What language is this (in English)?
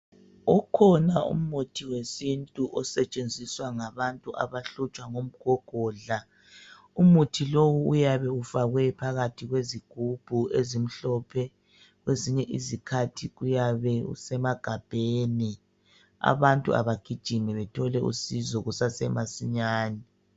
North Ndebele